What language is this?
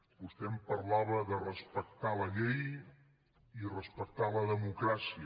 Catalan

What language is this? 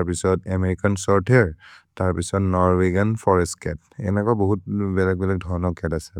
Maria (India)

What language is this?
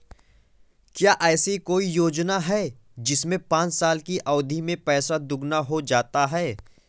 Hindi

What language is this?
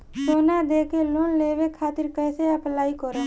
Bhojpuri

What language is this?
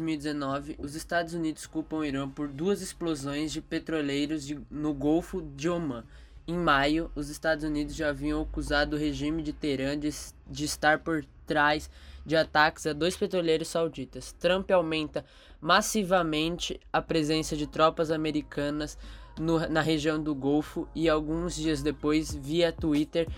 Portuguese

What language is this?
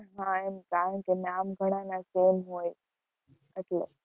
Gujarati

